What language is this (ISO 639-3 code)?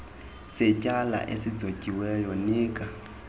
xho